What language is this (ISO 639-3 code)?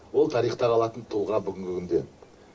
kaz